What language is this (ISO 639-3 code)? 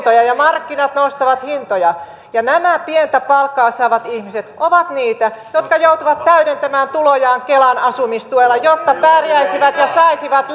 fin